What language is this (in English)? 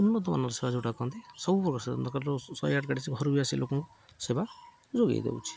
Odia